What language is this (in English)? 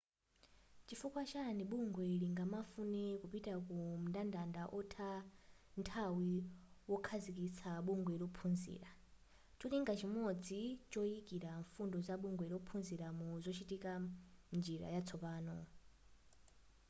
Nyanja